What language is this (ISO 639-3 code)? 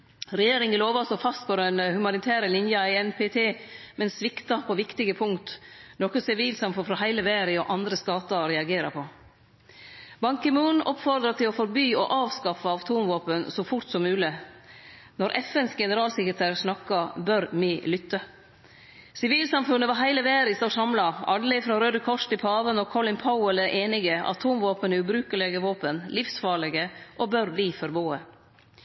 nno